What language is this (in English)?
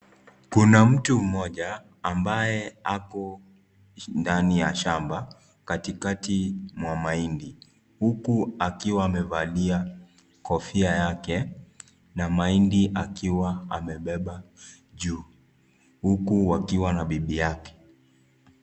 Swahili